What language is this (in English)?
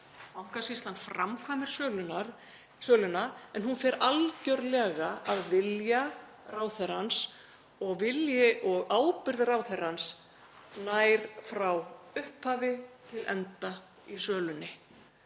Icelandic